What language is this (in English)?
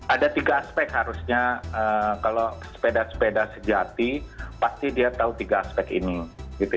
Indonesian